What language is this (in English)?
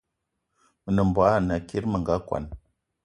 Eton (Cameroon)